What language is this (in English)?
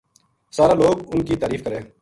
Gujari